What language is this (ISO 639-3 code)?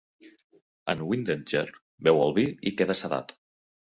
cat